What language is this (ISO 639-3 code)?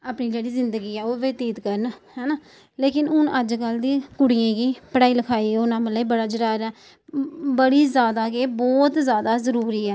doi